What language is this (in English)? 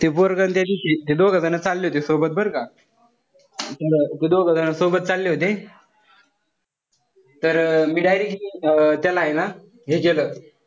Marathi